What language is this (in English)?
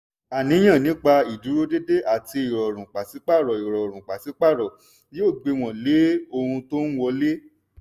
Yoruba